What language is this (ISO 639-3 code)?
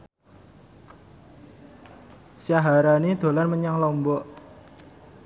jav